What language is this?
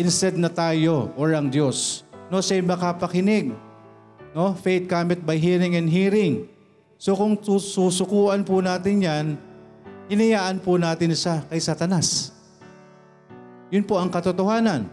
Filipino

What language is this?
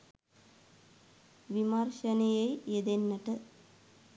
Sinhala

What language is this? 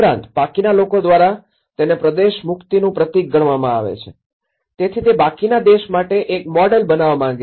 Gujarati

